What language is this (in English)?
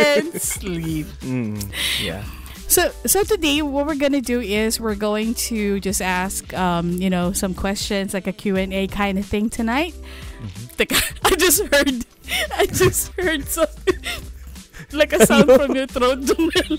Filipino